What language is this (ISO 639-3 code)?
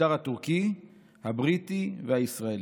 heb